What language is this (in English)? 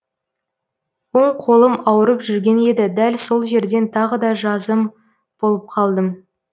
Kazakh